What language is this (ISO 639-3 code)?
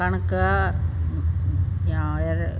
snd